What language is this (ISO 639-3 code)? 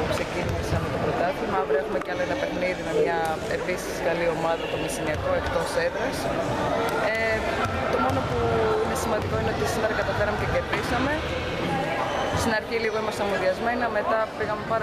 ell